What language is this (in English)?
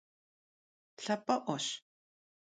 Kabardian